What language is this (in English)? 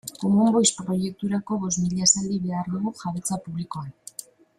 Basque